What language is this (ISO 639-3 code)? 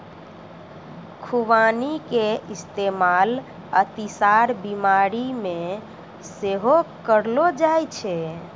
mai